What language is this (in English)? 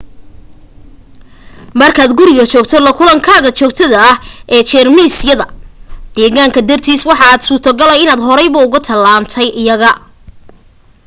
Somali